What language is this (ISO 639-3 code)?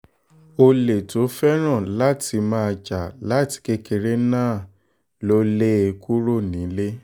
yor